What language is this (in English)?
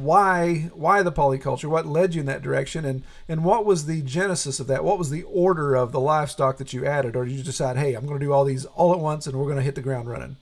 English